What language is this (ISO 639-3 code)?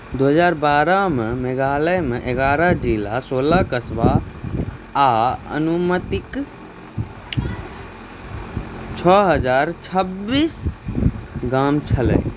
mai